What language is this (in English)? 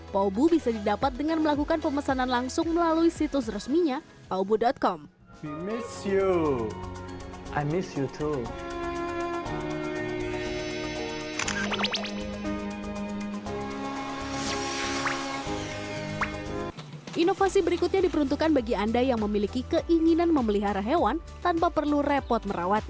Indonesian